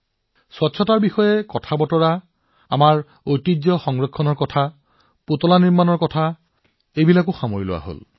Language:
Assamese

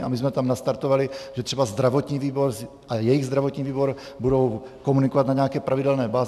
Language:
Czech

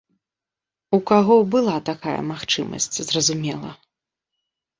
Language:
Belarusian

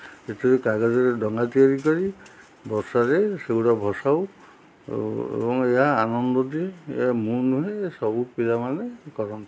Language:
Odia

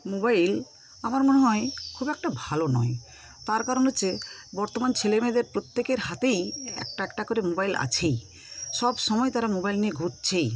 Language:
Bangla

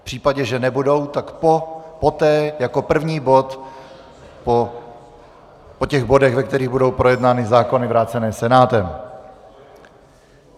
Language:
Czech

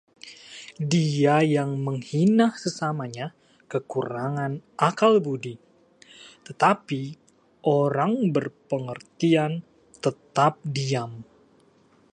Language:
Indonesian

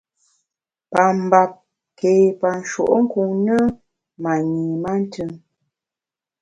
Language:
Bamun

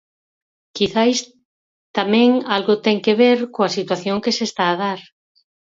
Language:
Galician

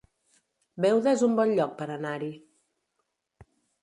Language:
Catalan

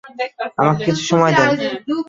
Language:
Bangla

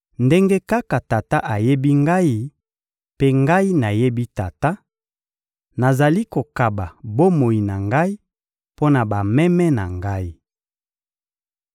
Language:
Lingala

